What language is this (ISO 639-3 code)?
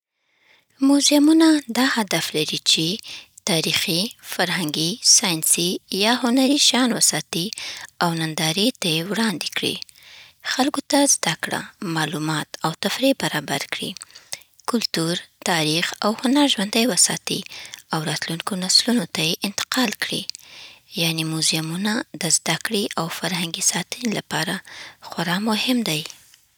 pbt